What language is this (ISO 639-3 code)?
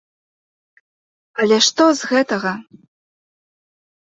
bel